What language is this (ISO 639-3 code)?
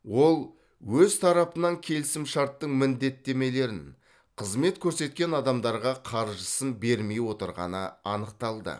kaz